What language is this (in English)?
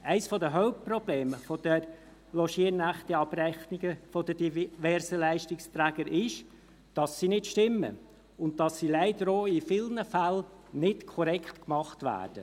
Swiss German